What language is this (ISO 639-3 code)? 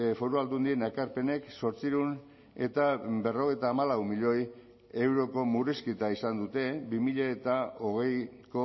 eus